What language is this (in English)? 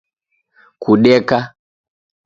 Taita